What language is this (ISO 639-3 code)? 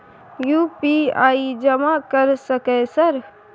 mai